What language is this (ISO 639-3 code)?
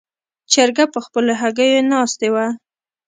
pus